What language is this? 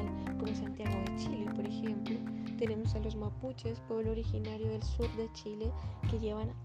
Spanish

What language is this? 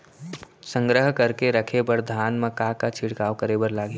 Chhattisgarhi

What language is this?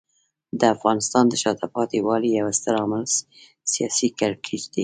Pashto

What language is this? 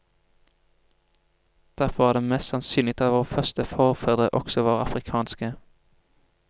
Norwegian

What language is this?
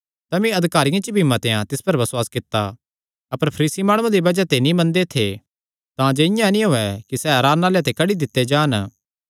Kangri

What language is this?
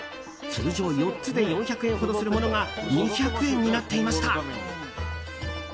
Japanese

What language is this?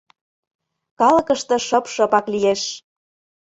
Mari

